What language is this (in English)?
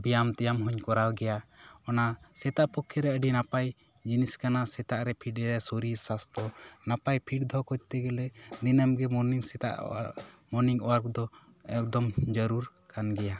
Santali